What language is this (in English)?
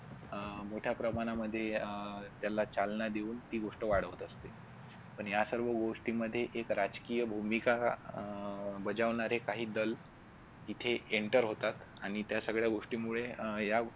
Marathi